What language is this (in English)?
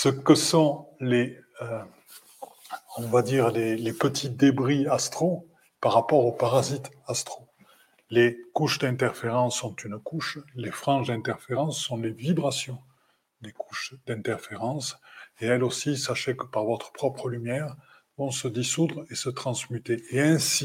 French